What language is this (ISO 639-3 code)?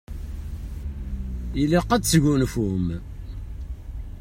kab